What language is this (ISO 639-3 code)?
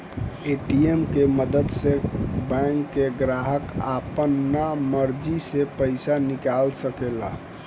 bho